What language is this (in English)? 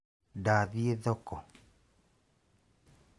Kikuyu